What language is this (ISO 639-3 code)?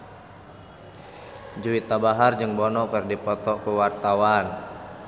sun